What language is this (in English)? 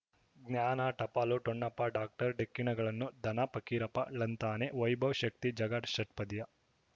Kannada